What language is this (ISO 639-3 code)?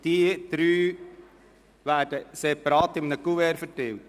gsw